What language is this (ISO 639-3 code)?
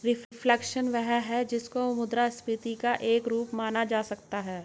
hin